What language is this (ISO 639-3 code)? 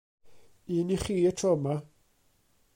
cym